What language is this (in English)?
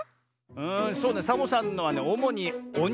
Japanese